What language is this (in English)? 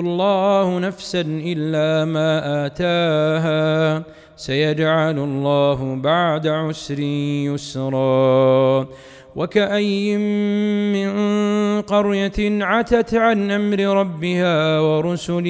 Arabic